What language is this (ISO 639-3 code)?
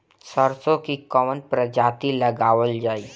bho